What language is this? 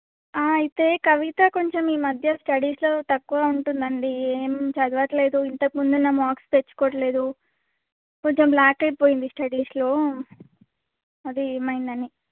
Telugu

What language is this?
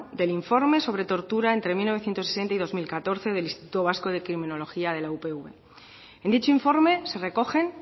Spanish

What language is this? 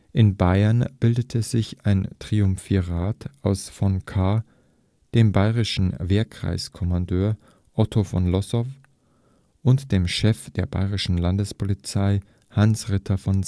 German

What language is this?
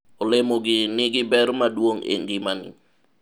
Luo (Kenya and Tanzania)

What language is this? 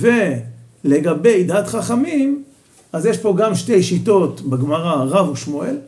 Hebrew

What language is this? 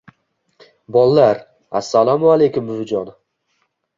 Uzbek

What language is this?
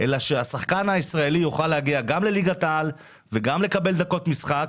Hebrew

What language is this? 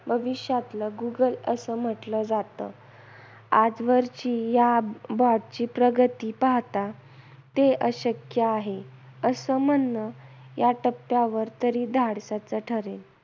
Marathi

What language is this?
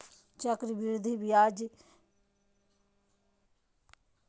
Magahi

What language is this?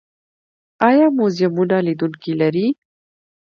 Pashto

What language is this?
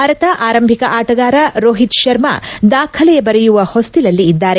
Kannada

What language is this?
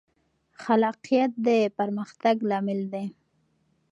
Pashto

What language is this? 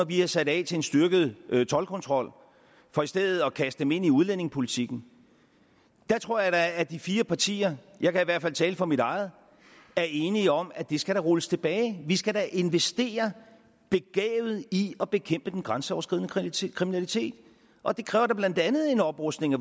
Danish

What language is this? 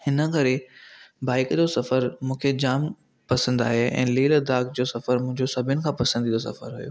Sindhi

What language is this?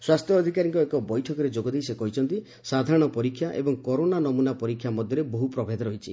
Odia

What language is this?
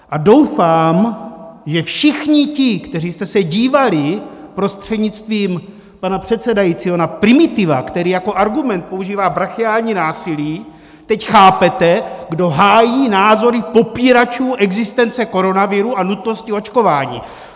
Czech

